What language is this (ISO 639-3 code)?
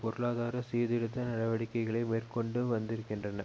tam